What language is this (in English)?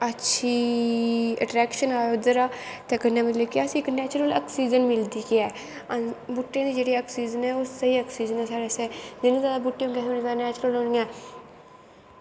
Dogri